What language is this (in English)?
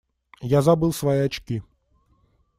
Russian